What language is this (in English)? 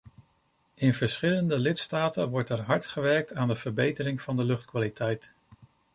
Dutch